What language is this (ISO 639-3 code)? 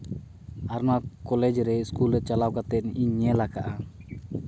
sat